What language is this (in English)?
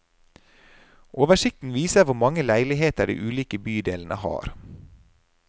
Norwegian